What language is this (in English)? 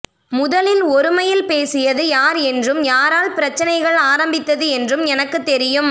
Tamil